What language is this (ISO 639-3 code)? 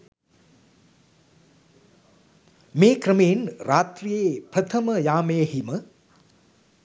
sin